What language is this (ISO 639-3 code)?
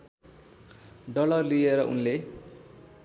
nep